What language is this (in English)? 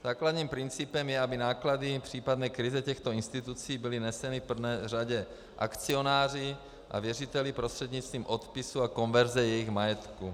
Czech